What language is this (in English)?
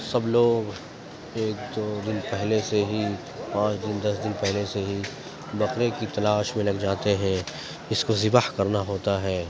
Urdu